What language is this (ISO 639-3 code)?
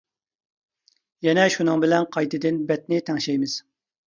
uig